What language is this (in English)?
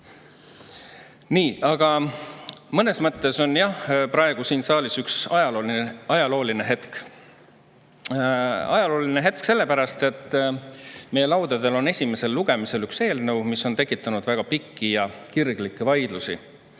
Estonian